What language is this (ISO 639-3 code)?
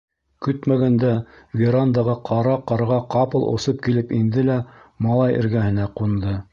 bak